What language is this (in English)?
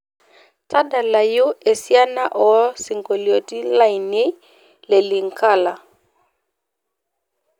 Masai